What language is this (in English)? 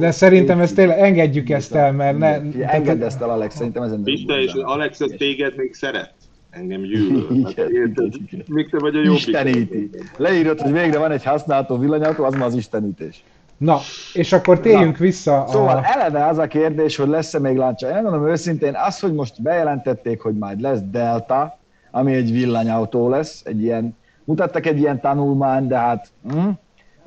Hungarian